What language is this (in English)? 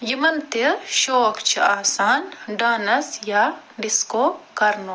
Kashmiri